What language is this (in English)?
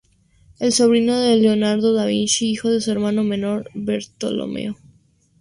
Spanish